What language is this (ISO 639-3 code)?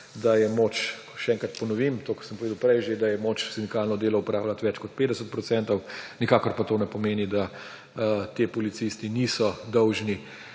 slv